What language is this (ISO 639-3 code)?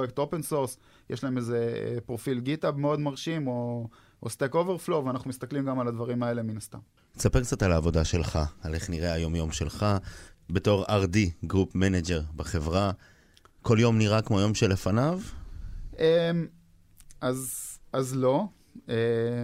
heb